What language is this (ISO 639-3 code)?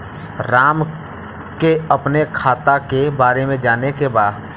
bho